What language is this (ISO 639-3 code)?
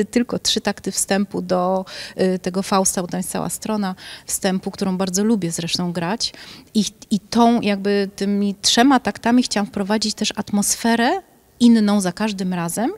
pol